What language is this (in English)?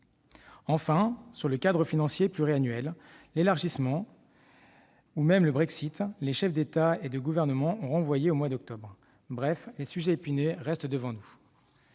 French